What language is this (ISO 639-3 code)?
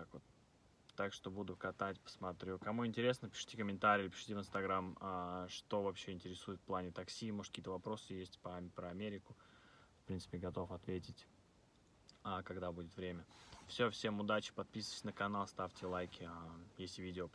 rus